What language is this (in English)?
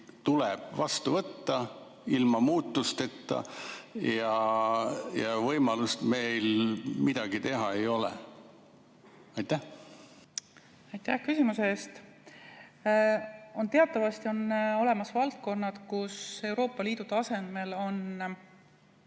Estonian